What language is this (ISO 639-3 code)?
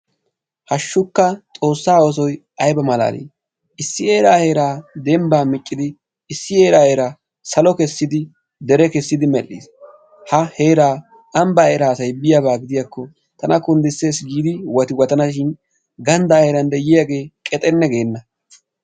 wal